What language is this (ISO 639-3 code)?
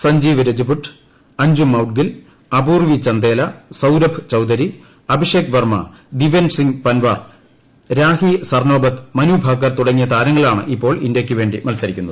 mal